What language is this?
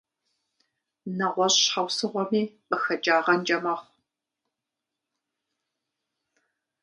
Kabardian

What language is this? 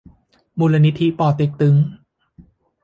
Thai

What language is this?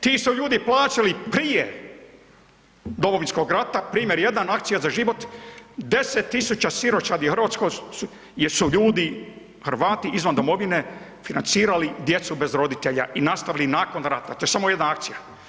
Croatian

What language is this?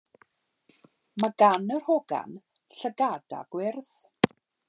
Welsh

